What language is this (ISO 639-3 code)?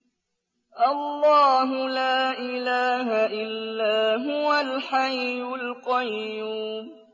ara